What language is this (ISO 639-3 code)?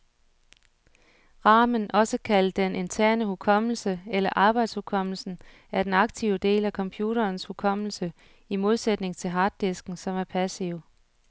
dan